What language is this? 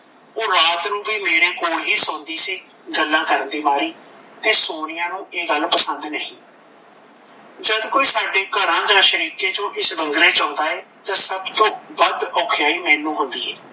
Punjabi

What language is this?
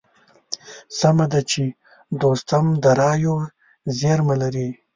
Pashto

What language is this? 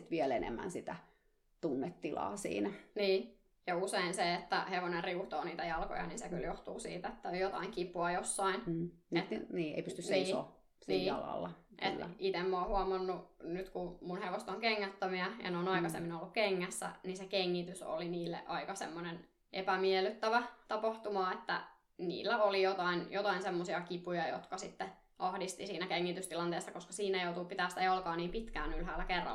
Finnish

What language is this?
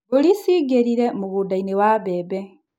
Kikuyu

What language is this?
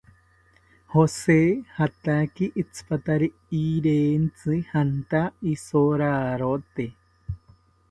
South Ucayali Ashéninka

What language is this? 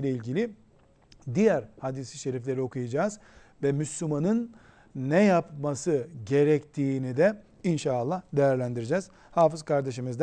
Turkish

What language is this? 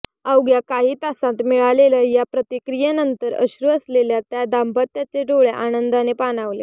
Marathi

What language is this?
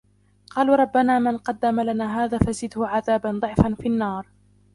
Arabic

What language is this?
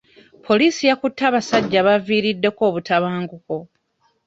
Ganda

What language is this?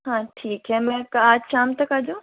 Hindi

